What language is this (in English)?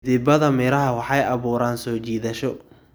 Somali